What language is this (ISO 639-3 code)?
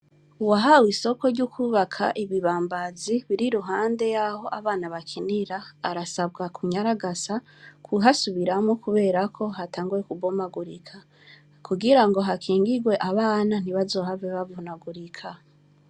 run